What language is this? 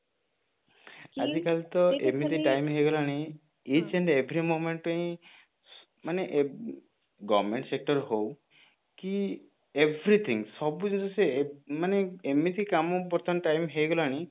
Odia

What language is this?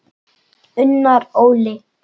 Icelandic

